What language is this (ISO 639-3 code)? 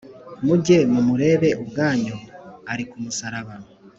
kin